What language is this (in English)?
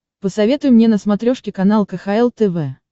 Russian